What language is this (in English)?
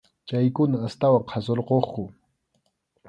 Arequipa-La Unión Quechua